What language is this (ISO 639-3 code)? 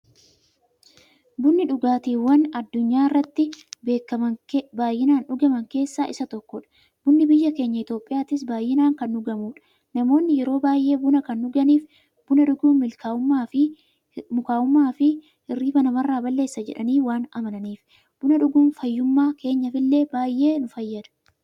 orm